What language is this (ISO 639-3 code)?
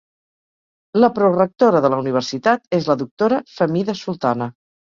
cat